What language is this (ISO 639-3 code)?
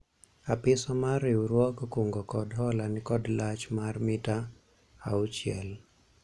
luo